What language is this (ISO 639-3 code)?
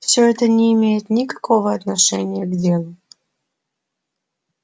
rus